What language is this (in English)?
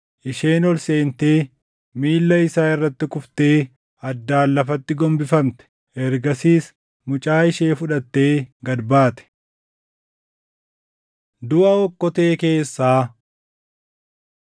Oromo